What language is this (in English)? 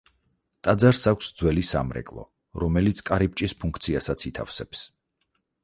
Georgian